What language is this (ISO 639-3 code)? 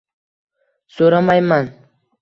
uzb